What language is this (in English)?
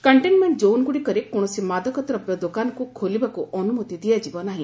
Odia